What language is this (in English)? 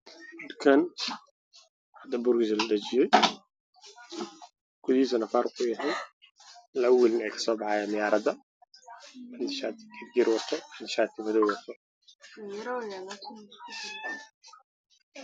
Somali